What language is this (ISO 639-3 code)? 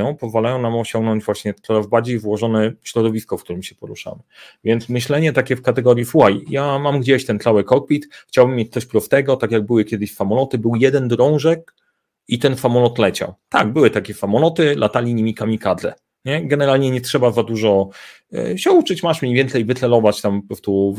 pol